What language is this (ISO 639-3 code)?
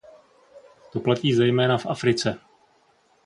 ces